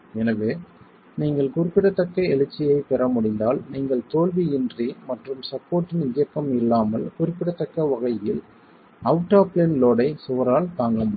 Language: Tamil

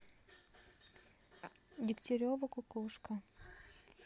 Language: Russian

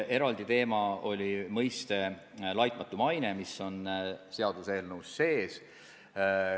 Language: Estonian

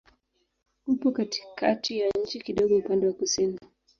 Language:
Swahili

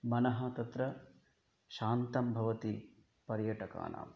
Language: Sanskrit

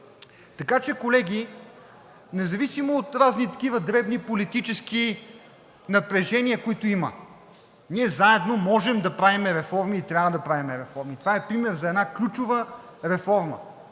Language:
Bulgarian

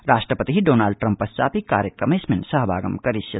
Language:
Sanskrit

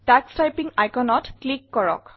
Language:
Assamese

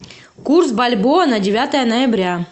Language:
Russian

